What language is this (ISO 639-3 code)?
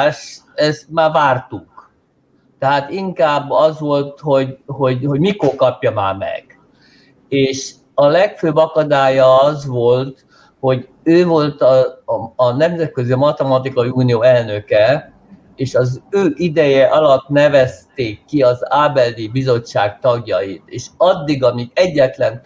hun